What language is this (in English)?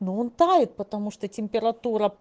Russian